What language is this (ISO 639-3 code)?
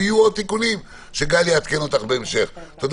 heb